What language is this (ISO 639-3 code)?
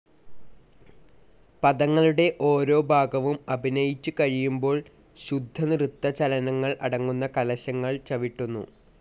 mal